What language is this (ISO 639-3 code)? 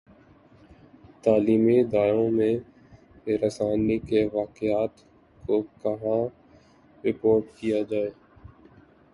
urd